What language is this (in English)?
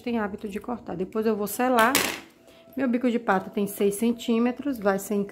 Portuguese